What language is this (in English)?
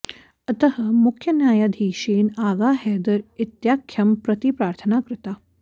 Sanskrit